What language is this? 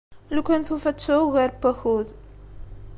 Kabyle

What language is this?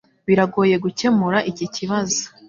Kinyarwanda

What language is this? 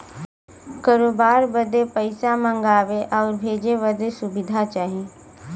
Bhojpuri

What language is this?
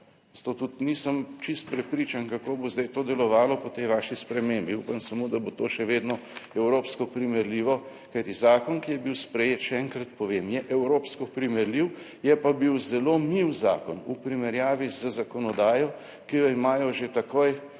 Slovenian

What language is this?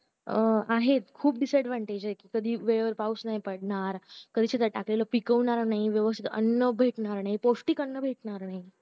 Marathi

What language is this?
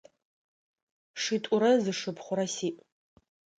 Adyghe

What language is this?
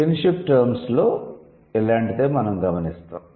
Telugu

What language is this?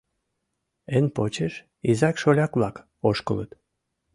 Mari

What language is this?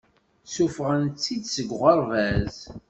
Kabyle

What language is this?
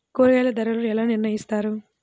Telugu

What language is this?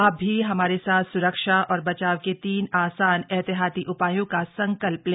Hindi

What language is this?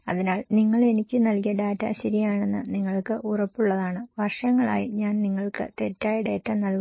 Malayalam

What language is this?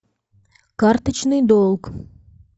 Russian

